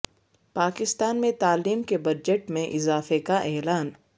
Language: Urdu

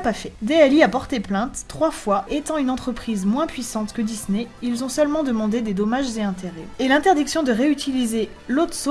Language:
French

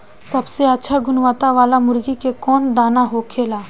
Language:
Bhojpuri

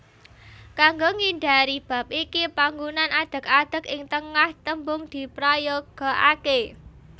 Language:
Javanese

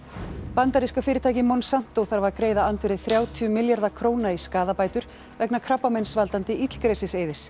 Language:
Icelandic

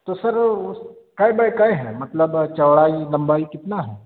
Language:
Urdu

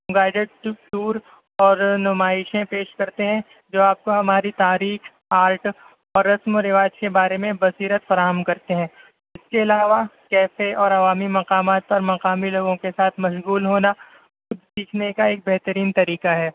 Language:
Urdu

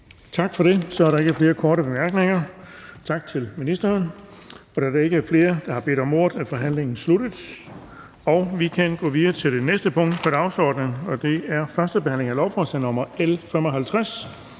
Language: Danish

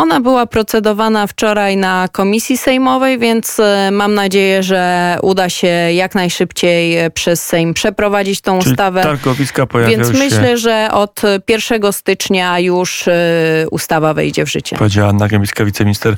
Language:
Polish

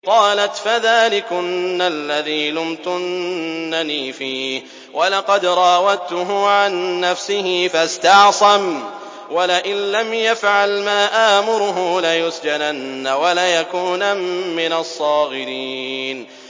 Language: Arabic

